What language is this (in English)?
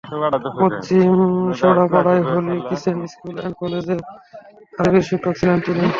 Bangla